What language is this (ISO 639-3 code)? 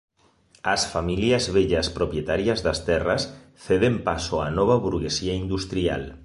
glg